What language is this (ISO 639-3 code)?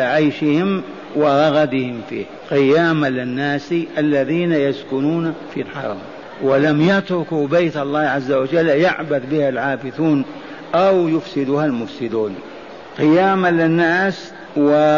ara